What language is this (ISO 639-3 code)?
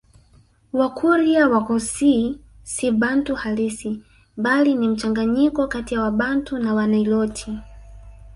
swa